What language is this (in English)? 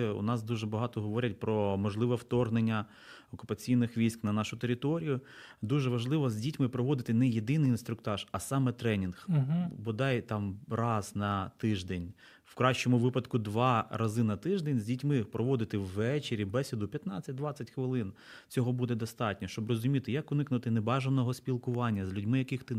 Ukrainian